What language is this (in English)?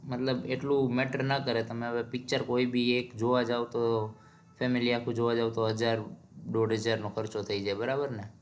Gujarati